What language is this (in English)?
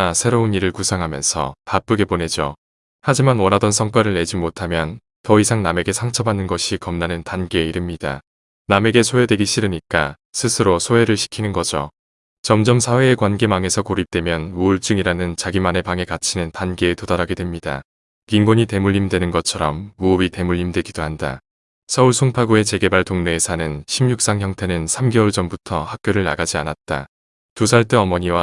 Korean